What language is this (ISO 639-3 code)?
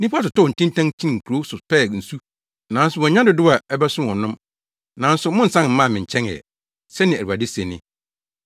aka